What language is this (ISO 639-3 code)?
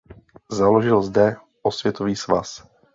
ces